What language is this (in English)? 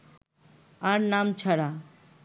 Bangla